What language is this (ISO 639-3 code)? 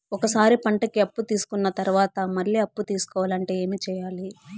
tel